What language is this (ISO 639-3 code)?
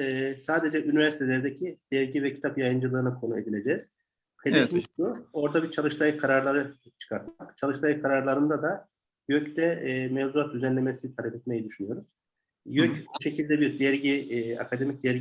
tur